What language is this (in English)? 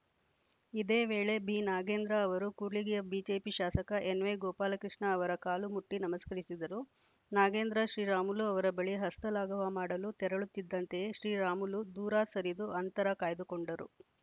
Kannada